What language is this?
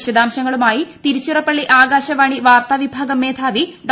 Malayalam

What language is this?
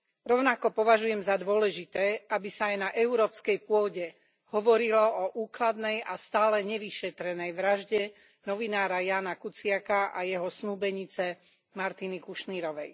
Slovak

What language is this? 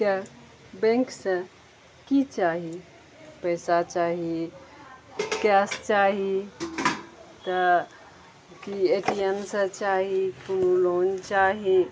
Maithili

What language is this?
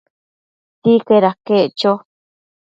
Matsés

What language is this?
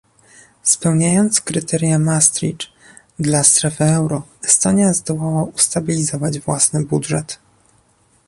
Polish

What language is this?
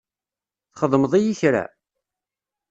Kabyle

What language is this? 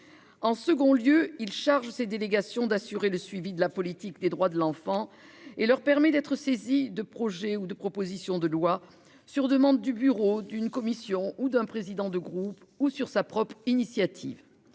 French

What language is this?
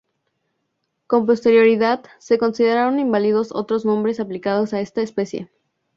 Spanish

